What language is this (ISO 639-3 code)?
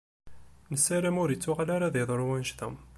kab